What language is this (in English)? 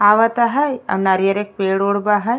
Bhojpuri